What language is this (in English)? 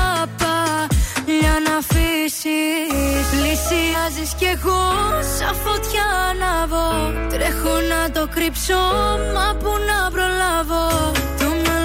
Greek